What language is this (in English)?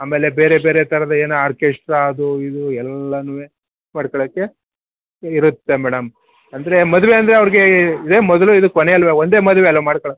Kannada